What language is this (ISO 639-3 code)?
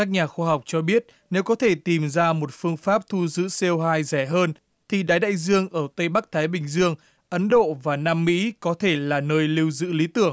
vie